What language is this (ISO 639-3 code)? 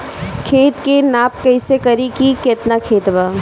bho